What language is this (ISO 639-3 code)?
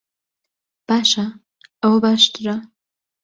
ckb